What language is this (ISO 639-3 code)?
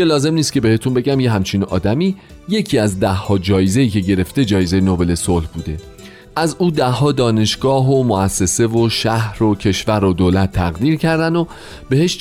fas